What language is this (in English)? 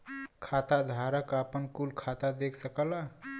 Bhojpuri